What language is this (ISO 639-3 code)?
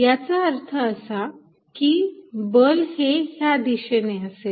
mar